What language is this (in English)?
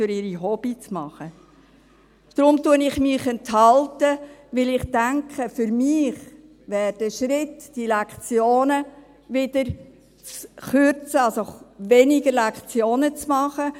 Swiss German